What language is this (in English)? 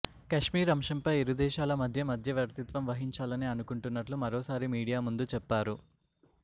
Telugu